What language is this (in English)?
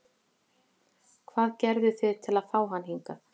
Icelandic